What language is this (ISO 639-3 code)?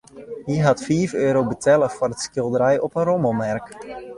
fry